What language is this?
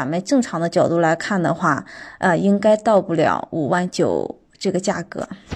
Chinese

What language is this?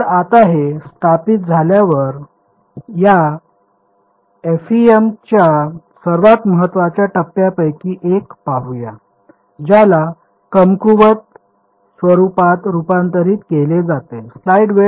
Marathi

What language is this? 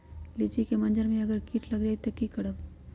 Magahi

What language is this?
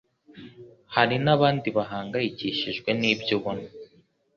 Kinyarwanda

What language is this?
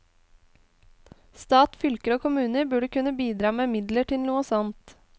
Norwegian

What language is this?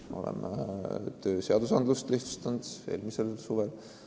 Estonian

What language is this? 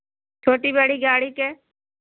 Hindi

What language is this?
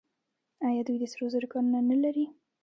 Pashto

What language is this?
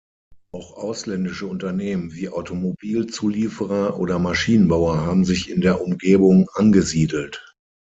German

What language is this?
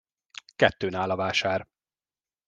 Hungarian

